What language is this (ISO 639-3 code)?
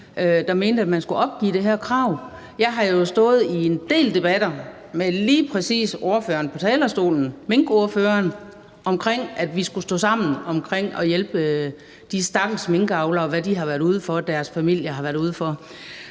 dan